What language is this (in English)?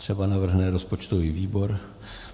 Czech